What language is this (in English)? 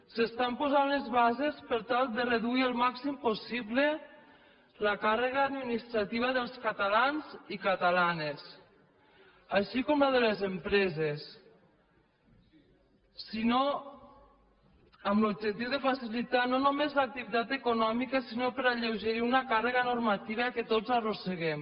Catalan